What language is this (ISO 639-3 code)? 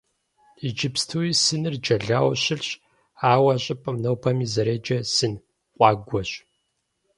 kbd